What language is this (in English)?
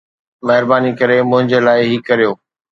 Sindhi